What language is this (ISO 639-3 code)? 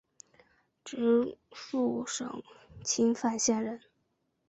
zho